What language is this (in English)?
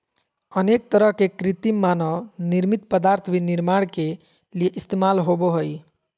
Magahi